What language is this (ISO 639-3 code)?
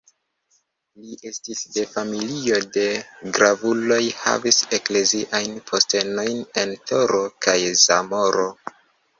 epo